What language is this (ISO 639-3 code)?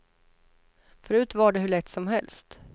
swe